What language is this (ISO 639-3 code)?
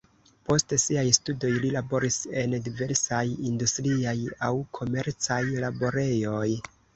epo